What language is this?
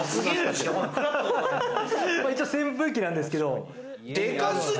Japanese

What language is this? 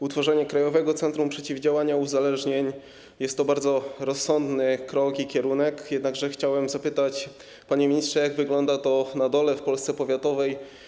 Polish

